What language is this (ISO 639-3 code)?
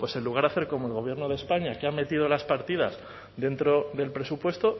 spa